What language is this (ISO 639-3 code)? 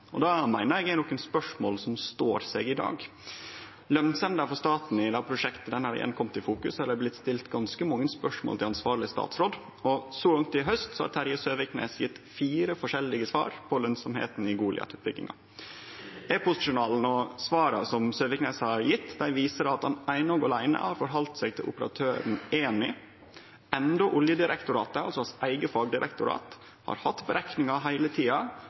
nno